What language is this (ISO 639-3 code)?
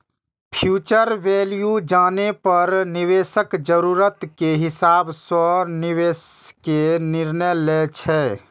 mai